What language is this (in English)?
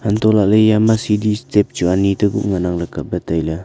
Wancho Naga